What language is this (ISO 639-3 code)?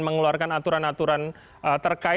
ind